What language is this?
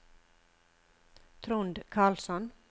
Norwegian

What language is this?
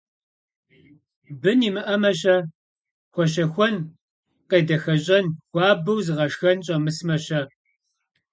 Kabardian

